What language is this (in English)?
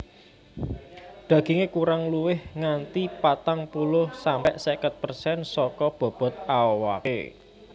Javanese